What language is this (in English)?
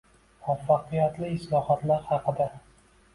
Uzbek